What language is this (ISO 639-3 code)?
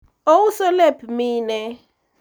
luo